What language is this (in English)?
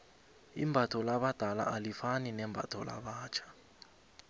South Ndebele